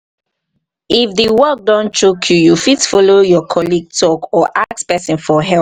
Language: Nigerian Pidgin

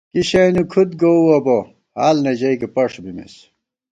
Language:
Gawar-Bati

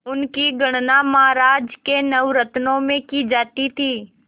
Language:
Hindi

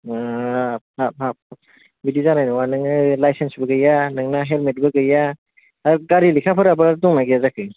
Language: Bodo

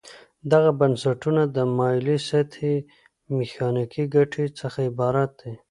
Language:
Pashto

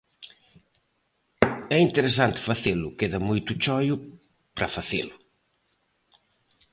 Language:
Galician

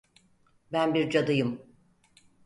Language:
Turkish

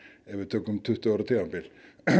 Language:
Icelandic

